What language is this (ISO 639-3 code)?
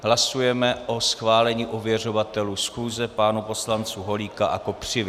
ces